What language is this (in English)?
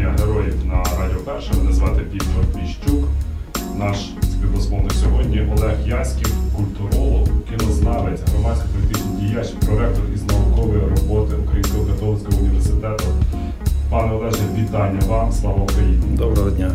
Ukrainian